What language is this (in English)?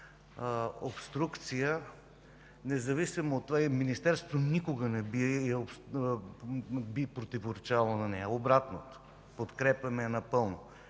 Bulgarian